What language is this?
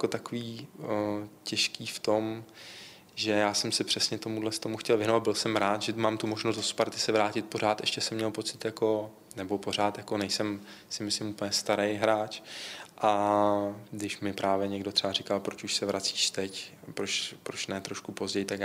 Czech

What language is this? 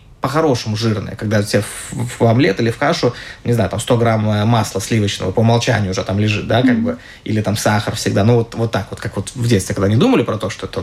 Russian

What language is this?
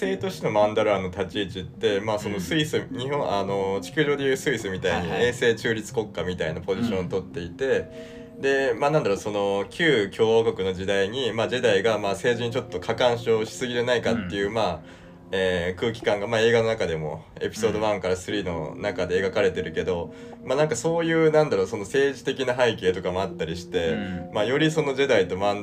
Japanese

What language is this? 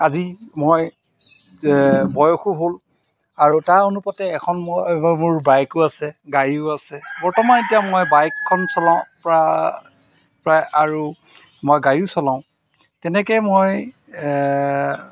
Assamese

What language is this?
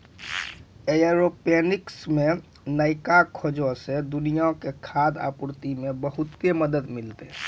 Maithili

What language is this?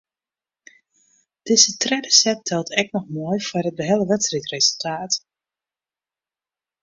Western Frisian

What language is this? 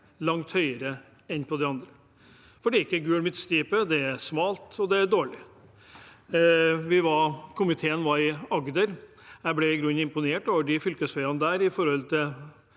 Norwegian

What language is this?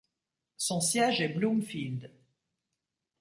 French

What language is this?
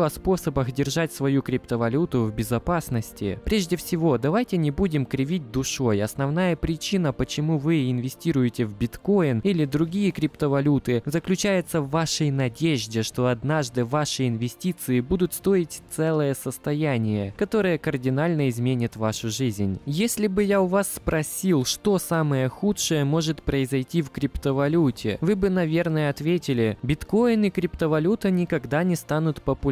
Russian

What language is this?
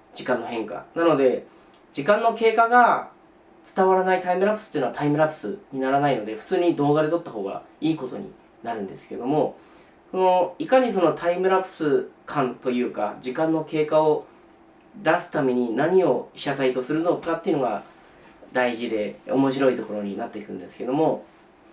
Japanese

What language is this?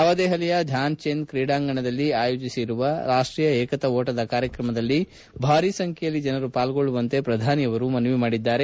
Kannada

